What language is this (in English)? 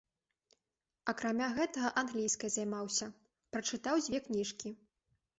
Belarusian